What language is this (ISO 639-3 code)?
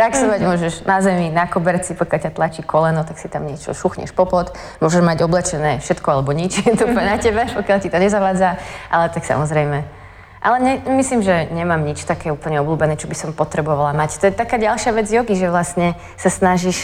slk